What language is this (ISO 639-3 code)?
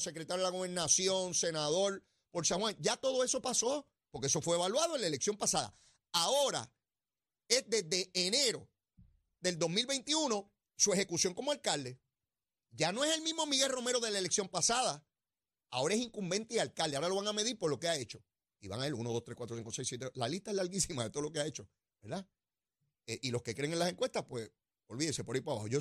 spa